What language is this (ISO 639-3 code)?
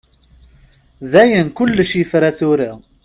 kab